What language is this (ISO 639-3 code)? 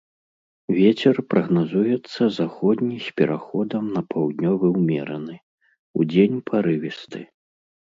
bel